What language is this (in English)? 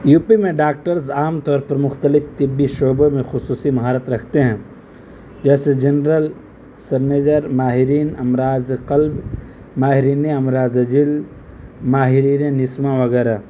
Urdu